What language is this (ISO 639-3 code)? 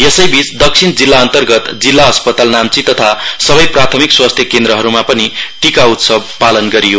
nep